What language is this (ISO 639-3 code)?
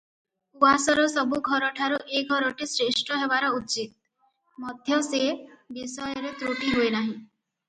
ori